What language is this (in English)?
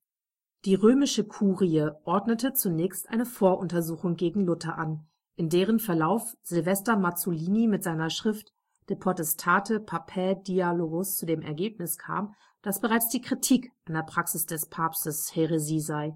German